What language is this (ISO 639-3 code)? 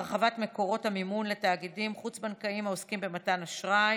heb